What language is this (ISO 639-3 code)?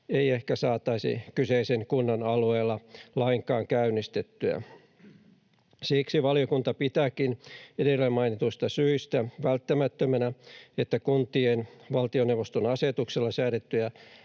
fin